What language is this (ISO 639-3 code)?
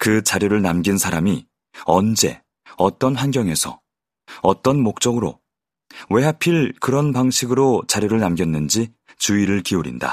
kor